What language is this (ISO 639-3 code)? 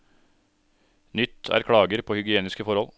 nor